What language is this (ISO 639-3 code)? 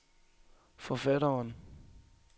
dan